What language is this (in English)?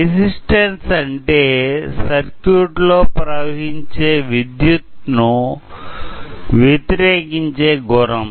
Telugu